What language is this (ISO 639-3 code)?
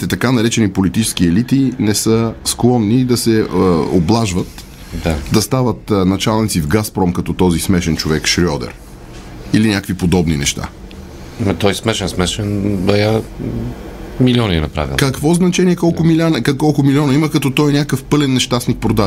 bul